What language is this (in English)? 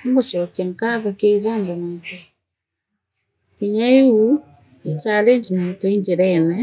Meru